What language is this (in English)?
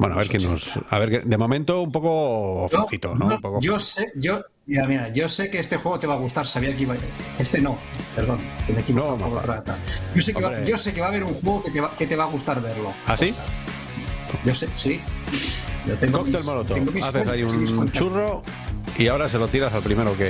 Spanish